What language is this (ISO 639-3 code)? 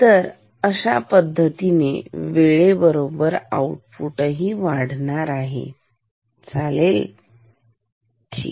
mar